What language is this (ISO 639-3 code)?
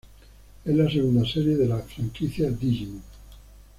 spa